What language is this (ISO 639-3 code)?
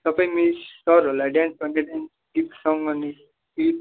nep